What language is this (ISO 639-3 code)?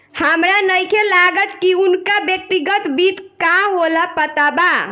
bho